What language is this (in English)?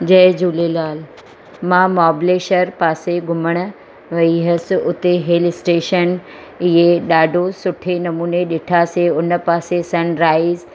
Sindhi